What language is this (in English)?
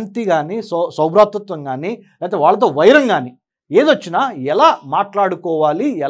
Telugu